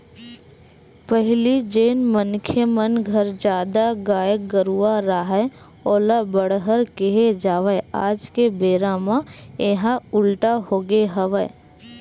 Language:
Chhattisgarhi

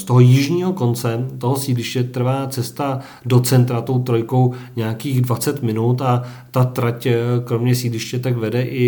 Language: Czech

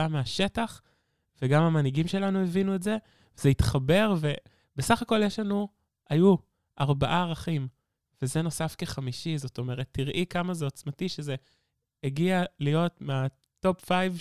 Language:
Hebrew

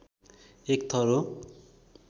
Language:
Nepali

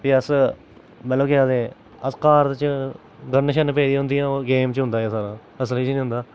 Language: Dogri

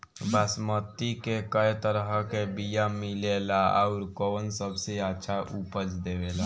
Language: Bhojpuri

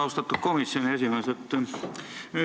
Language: Estonian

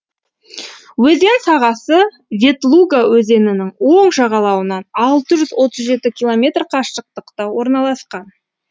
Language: Kazakh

